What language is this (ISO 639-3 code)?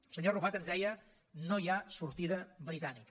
cat